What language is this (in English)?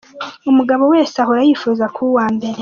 Kinyarwanda